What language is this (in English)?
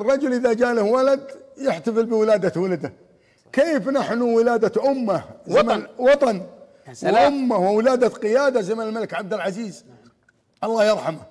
Arabic